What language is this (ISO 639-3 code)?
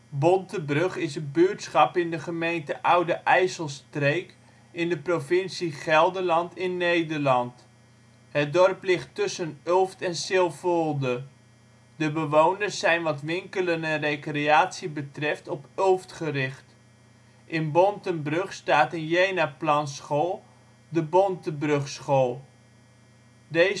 nld